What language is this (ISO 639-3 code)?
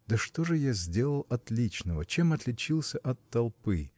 rus